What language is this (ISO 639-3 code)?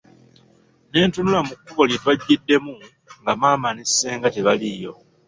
lug